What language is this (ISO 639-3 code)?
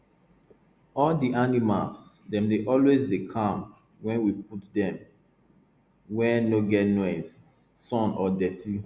pcm